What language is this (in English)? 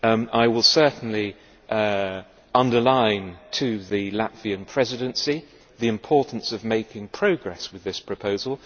English